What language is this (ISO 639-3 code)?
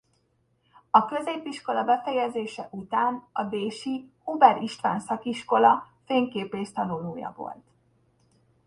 hun